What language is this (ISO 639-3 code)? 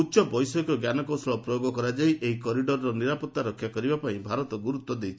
ori